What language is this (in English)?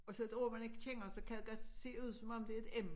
Danish